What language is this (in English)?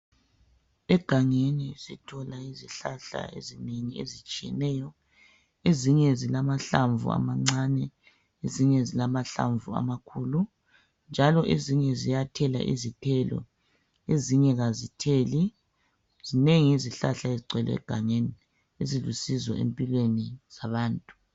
North Ndebele